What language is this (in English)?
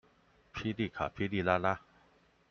Chinese